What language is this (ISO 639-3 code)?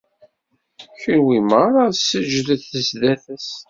kab